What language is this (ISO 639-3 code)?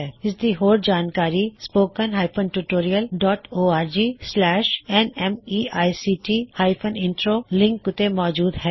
pan